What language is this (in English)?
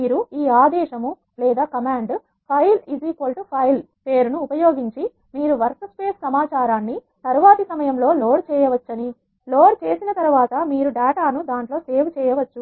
Telugu